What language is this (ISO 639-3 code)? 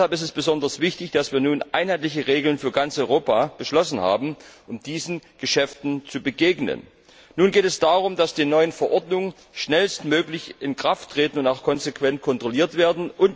deu